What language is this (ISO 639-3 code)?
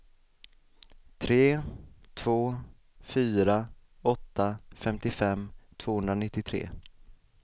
swe